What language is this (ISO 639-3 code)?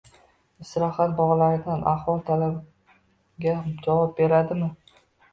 uzb